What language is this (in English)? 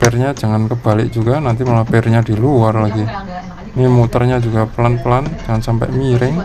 Indonesian